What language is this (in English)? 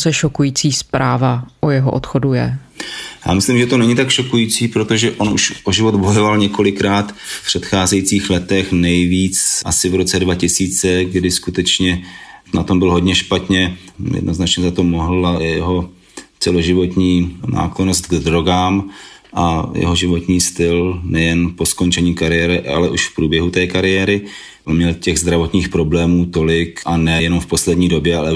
Czech